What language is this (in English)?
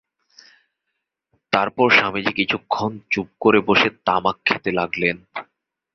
Bangla